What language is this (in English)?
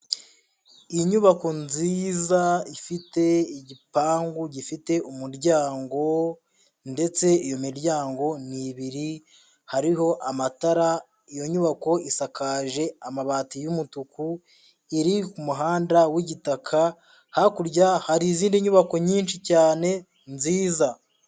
Kinyarwanda